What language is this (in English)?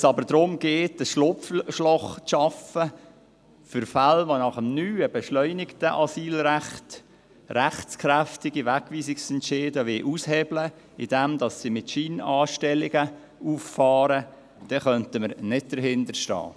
Swiss German